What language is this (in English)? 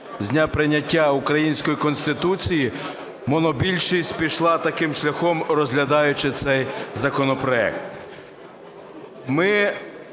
Ukrainian